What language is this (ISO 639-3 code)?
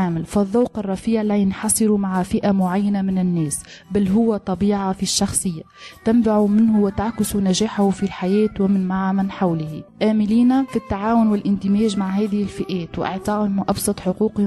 ara